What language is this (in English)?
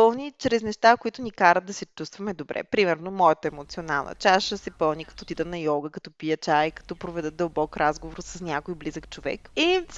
Bulgarian